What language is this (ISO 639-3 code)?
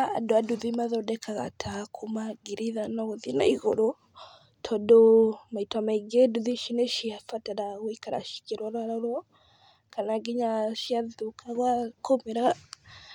kik